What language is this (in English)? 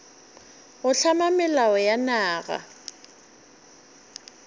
Northern Sotho